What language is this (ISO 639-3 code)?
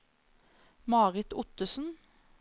nor